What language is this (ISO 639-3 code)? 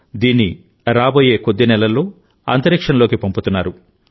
tel